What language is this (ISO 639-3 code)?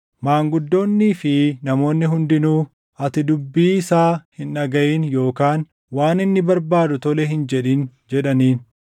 orm